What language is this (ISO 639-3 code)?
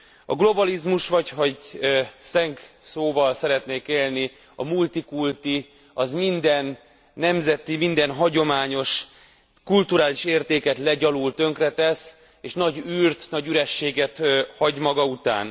hun